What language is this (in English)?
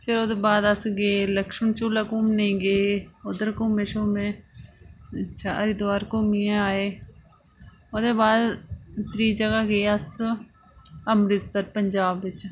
Dogri